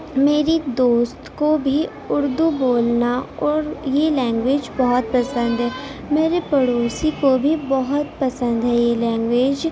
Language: Urdu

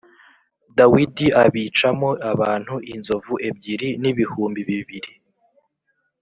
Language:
Kinyarwanda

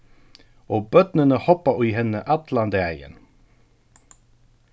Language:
Faroese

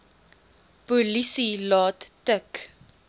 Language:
Afrikaans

